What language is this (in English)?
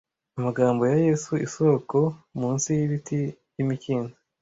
Kinyarwanda